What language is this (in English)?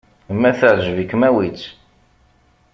Kabyle